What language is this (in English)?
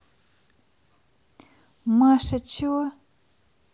Russian